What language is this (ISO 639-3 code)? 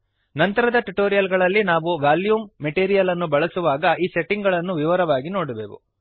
kan